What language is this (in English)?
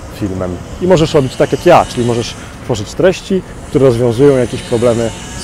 Polish